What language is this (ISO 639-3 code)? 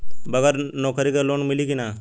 bho